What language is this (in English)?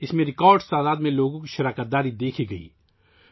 Urdu